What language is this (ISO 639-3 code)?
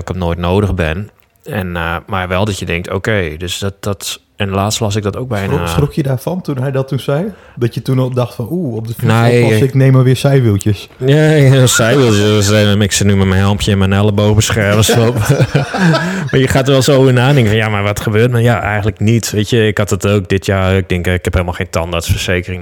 nld